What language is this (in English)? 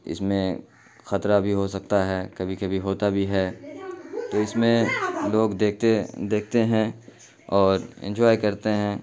Urdu